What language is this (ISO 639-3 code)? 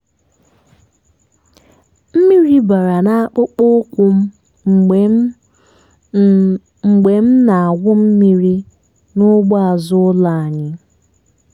ibo